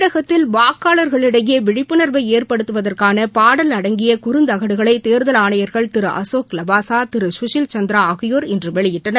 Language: Tamil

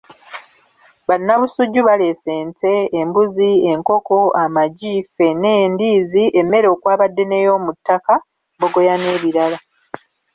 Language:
Ganda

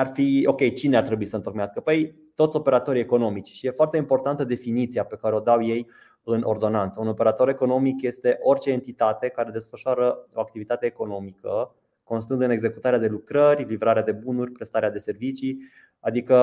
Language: Romanian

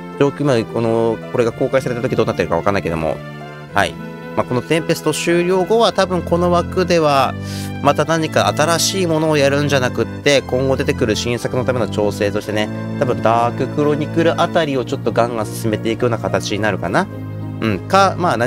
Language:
Japanese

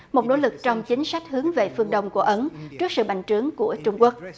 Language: Vietnamese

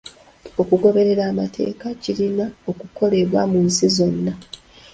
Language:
Ganda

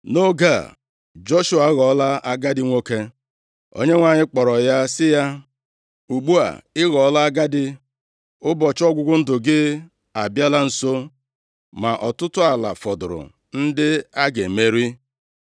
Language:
Igbo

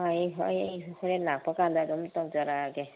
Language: Manipuri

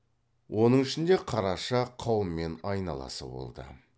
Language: Kazakh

